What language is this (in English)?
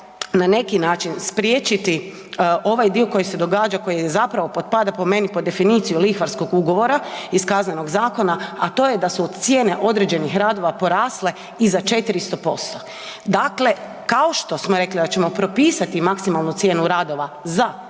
Croatian